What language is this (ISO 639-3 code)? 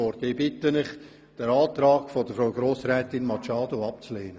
gsw